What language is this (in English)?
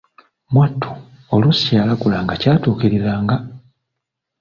Ganda